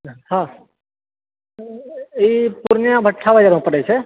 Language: Maithili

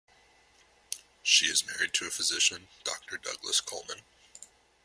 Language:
English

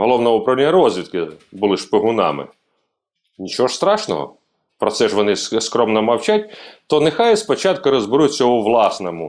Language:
Ukrainian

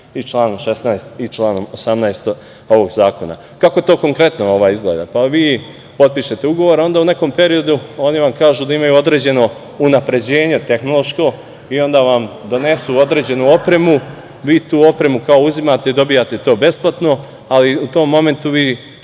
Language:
Serbian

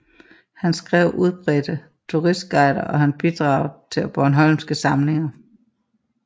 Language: Danish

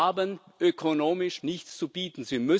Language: German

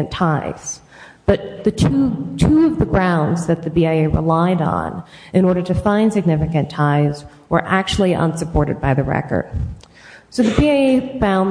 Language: English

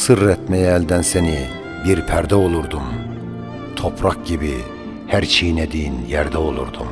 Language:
Turkish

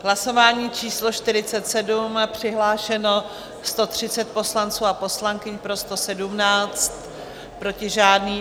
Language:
Czech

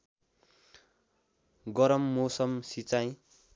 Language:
Nepali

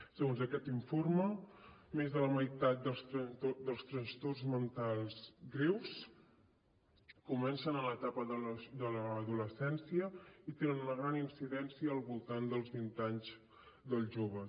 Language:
Catalan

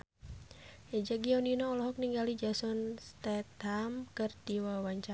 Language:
Sundanese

